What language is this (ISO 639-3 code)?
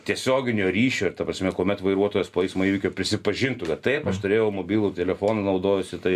lit